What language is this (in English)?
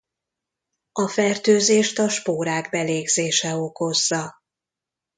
Hungarian